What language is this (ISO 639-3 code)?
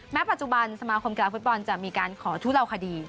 tha